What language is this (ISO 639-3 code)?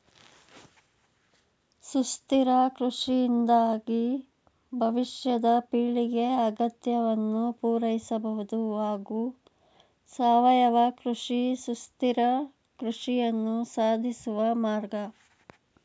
kan